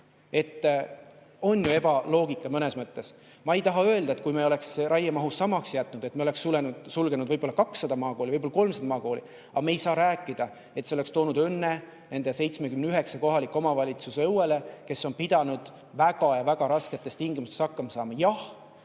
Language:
Estonian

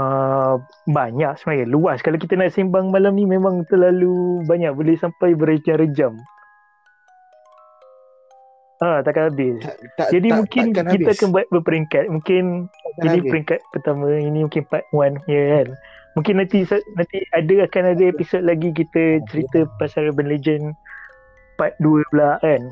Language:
Malay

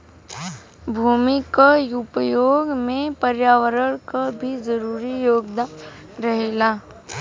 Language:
Bhojpuri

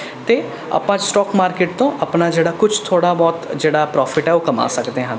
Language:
Punjabi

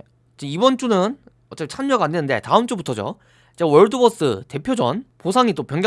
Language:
Korean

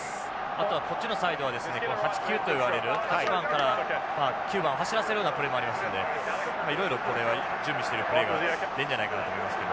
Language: Japanese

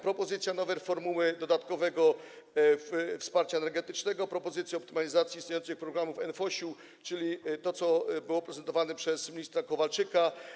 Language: Polish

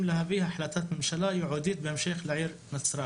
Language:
Hebrew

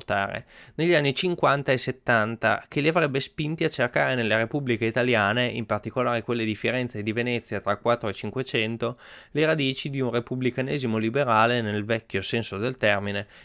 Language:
Italian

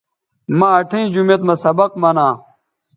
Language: Bateri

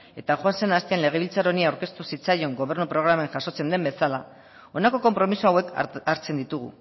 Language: Basque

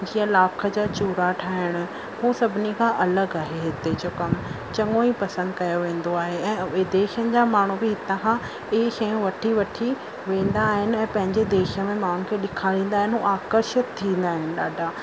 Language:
Sindhi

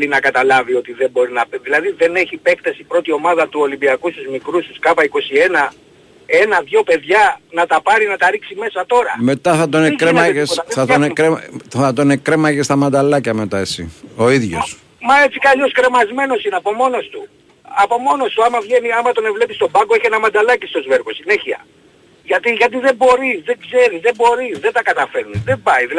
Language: Greek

